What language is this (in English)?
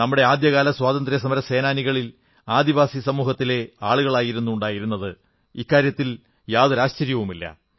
Malayalam